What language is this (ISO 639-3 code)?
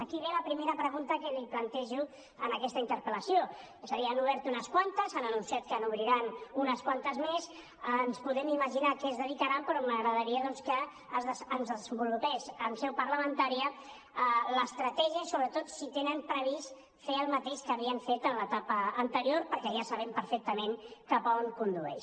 cat